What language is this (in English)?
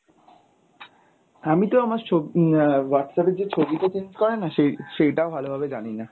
Bangla